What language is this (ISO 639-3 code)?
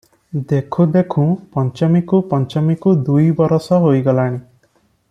ori